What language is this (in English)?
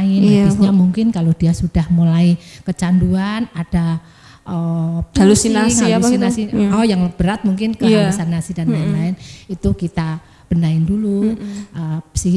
Indonesian